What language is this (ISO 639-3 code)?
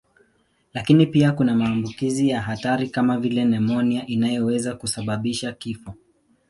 swa